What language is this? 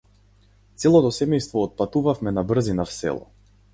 Macedonian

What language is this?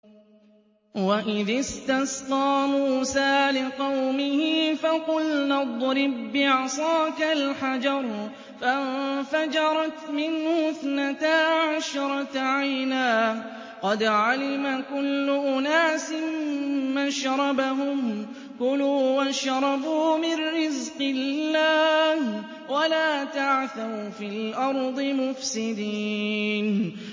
Arabic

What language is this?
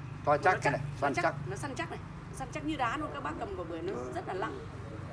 Vietnamese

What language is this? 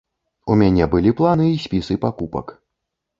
Belarusian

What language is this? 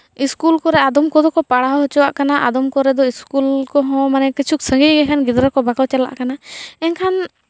Santali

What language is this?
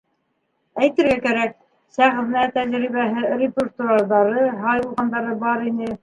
Bashkir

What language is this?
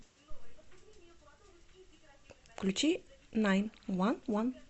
Russian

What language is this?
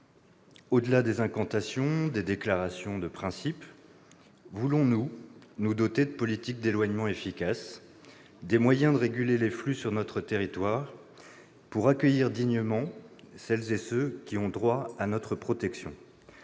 French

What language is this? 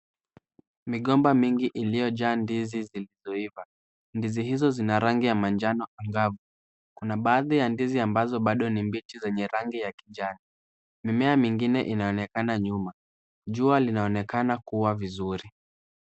Swahili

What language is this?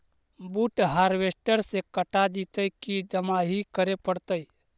Magahi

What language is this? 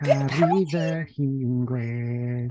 Welsh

